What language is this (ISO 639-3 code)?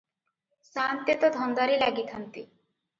ori